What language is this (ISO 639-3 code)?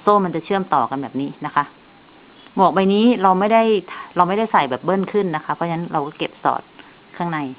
tha